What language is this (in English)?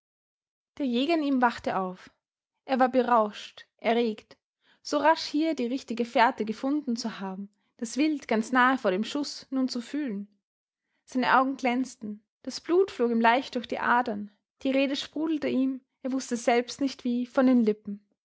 German